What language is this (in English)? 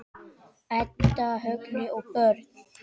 Icelandic